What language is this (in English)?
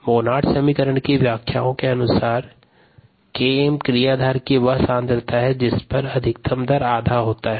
Hindi